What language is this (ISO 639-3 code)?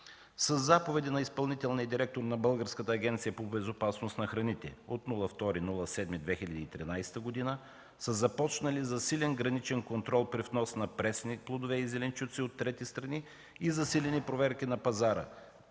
bul